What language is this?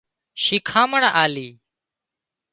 Wadiyara Koli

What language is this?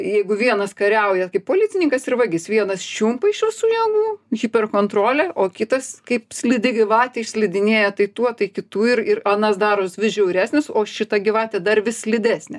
Lithuanian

